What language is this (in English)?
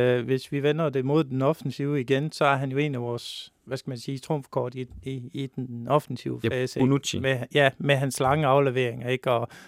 Danish